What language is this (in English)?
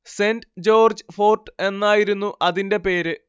Malayalam